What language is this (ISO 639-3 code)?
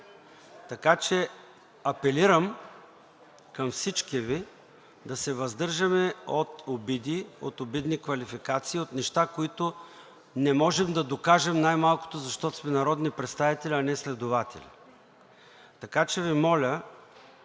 bul